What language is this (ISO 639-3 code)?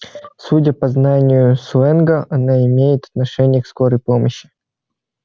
rus